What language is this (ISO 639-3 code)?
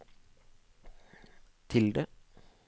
nor